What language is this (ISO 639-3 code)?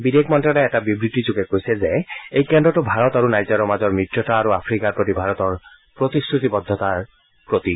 asm